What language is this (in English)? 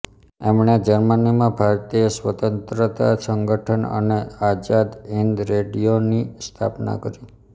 Gujarati